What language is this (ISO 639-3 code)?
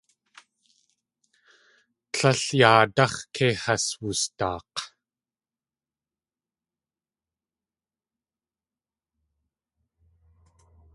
tli